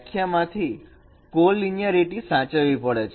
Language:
Gujarati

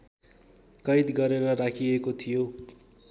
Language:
Nepali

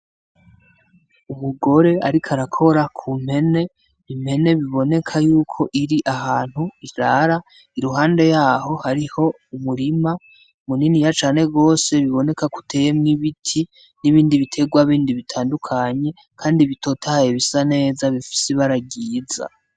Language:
Rundi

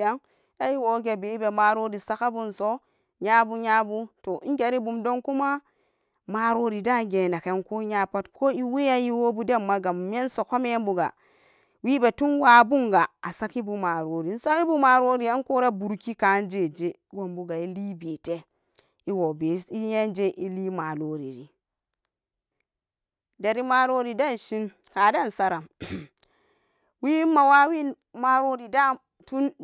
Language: Samba Daka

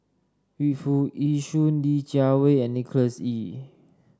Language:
English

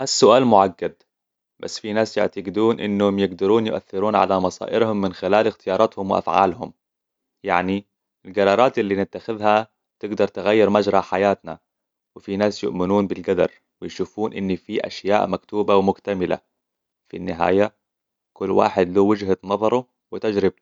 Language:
Hijazi Arabic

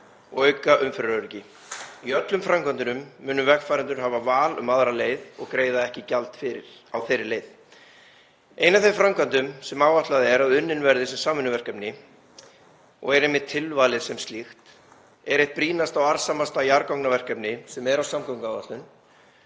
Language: Icelandic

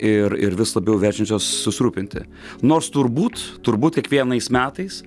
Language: Lithuanian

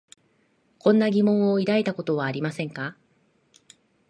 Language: Japanese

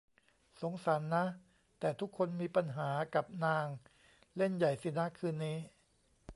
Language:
Thai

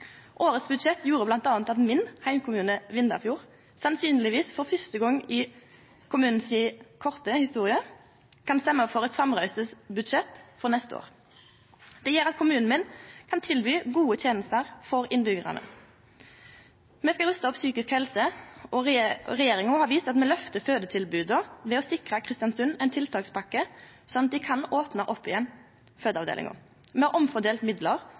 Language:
Norwegian Nynorsk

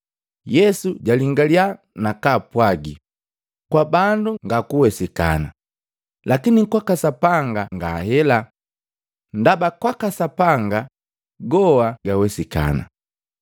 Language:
Matengo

